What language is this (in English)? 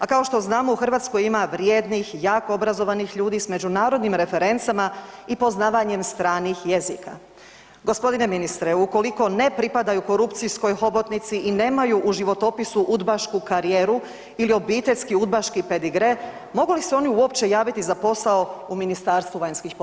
Croatian